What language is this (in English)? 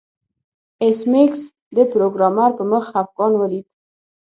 Pashto